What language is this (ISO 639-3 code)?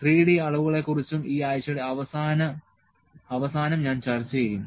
mal